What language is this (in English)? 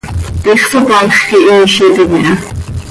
Seri